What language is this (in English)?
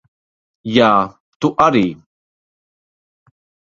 Latvian